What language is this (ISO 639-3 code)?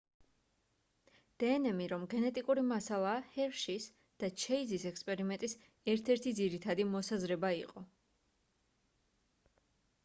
kat